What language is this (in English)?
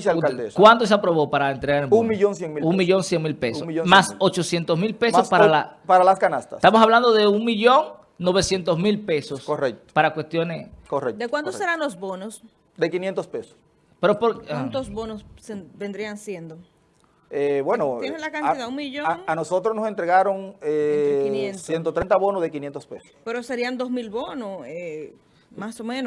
Spanish